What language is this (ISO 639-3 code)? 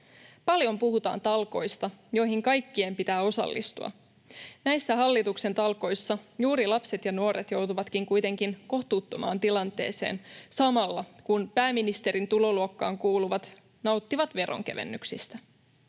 fin